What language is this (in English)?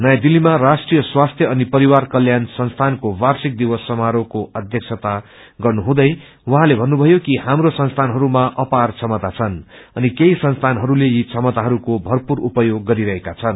Nepali